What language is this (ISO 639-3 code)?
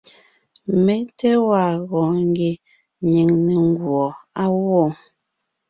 nnh